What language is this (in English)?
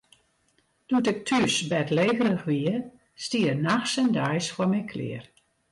Western Frisian